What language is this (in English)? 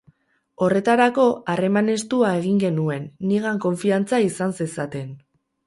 Basque